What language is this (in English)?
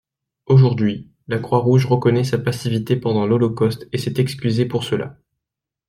French